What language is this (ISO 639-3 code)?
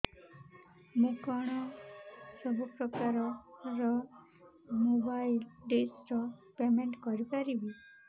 ori